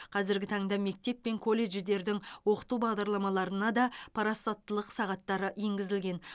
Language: Kazakh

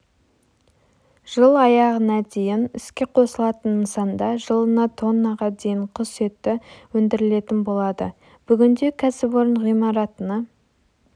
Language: Kazakh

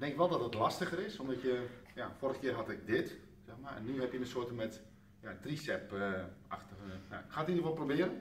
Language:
Dutch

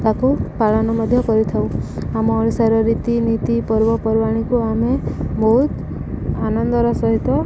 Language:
Odia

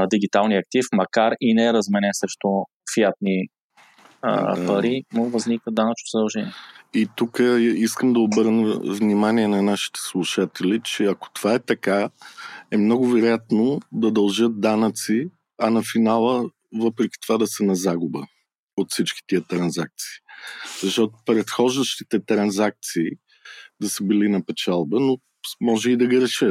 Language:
Bulgarian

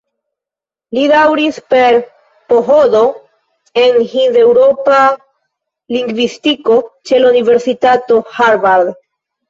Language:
Esperanto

